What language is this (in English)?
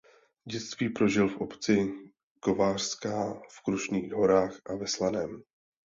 Czech